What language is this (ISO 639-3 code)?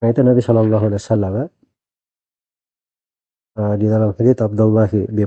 ind